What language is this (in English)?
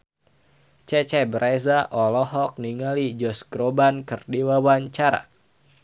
Sundanese